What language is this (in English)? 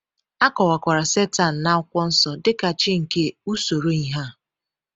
Igbo